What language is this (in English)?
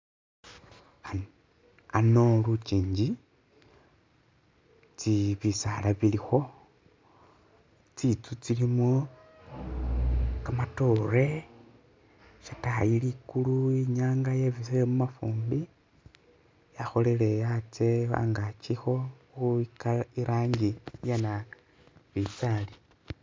Masaaba